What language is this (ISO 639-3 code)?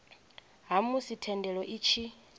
ven